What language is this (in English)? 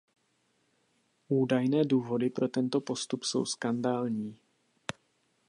Czech